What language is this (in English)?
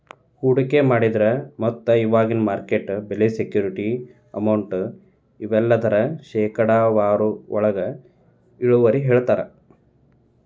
Kannada